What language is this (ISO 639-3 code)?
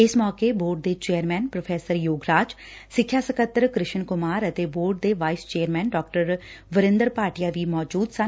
pan